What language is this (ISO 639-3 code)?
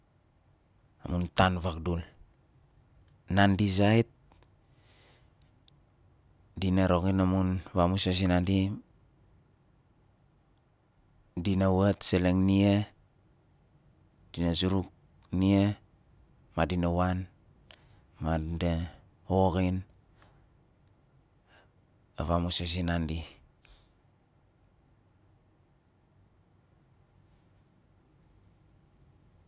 nal